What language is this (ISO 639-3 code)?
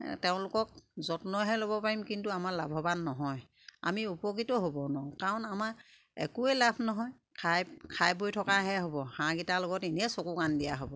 asm